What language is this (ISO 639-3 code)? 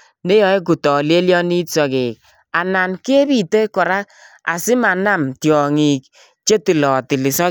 kln